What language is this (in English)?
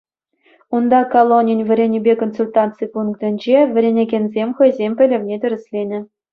Chuvash